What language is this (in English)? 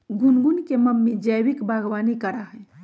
Magahi